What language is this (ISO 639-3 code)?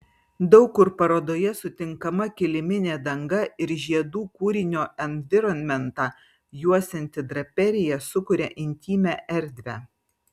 lit